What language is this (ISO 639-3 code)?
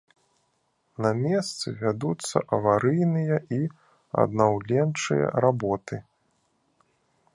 bel